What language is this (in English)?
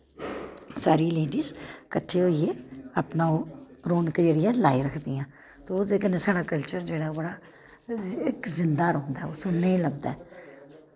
Dogri